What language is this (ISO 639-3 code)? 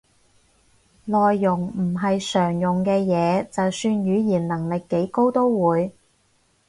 yue